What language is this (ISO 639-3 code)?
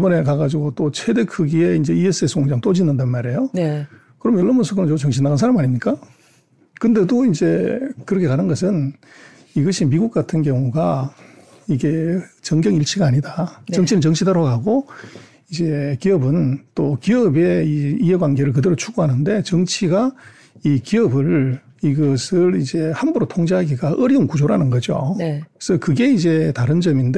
kor